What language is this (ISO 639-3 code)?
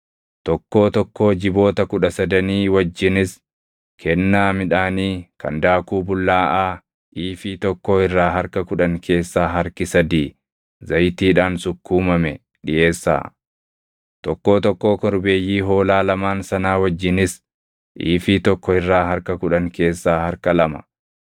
orm